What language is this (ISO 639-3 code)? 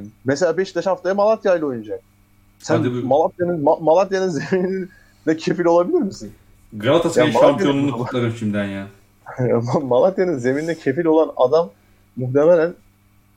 tur